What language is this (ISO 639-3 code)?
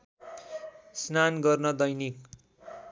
nep